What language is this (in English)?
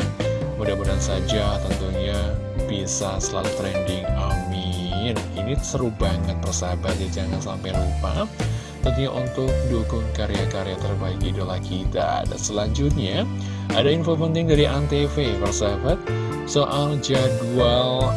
Indonesian